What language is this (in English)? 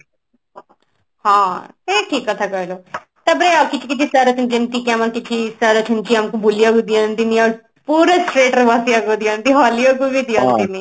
Odia